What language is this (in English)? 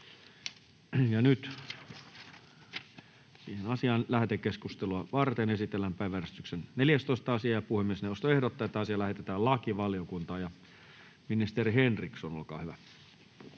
Finnish